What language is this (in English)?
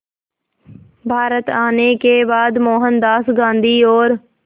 Hindi